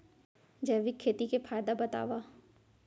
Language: Chhattisgarhi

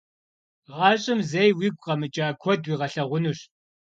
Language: Kabardian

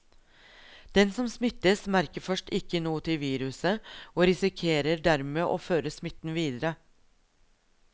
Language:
Norwegian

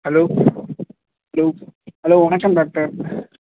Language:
Tamil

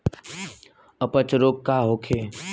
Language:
Bhojpuri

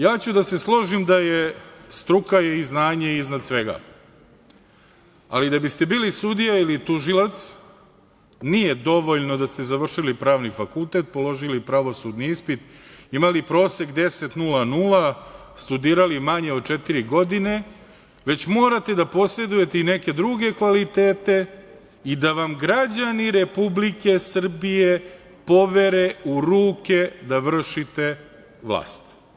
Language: Serbian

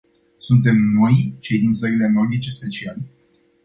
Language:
Romanian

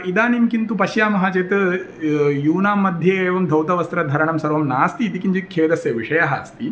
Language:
Sanskrit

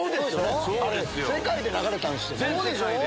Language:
Japanese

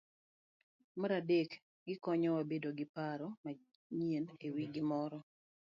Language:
Luo (Kenya and Tanzania)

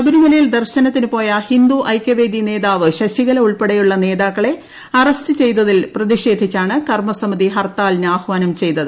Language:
Malayalam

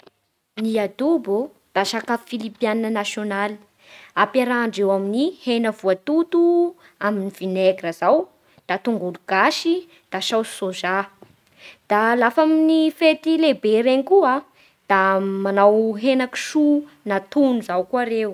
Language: Bara Malagasy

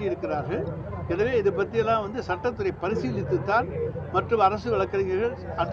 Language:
Thai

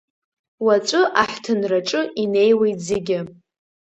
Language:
Abkhazian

